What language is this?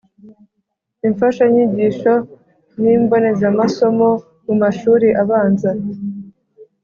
Kinyarwanda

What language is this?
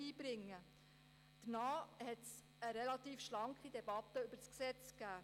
Swiss German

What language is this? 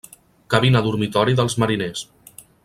Catalan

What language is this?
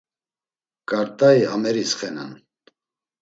Laz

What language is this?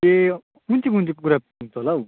Nepali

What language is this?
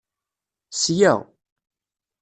Kabyle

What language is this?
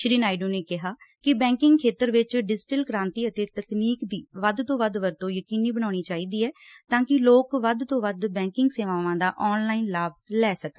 Punjabi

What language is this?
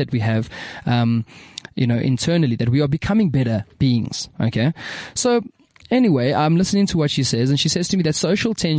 English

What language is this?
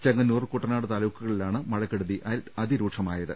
Malayalam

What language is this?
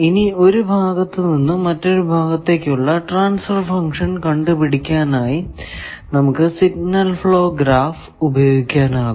Malayalam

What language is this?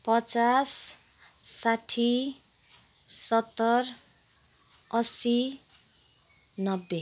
Nepali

